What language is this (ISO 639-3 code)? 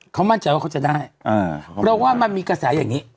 tha